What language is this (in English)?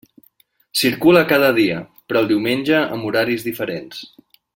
Catalan